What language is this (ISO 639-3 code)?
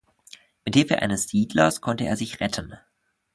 deu